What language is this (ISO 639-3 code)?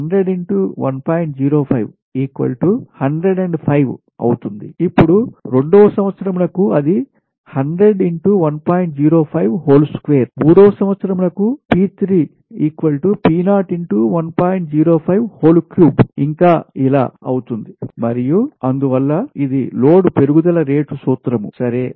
tel